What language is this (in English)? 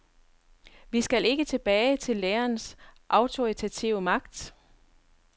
Danish